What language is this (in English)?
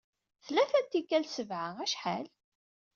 Kabyle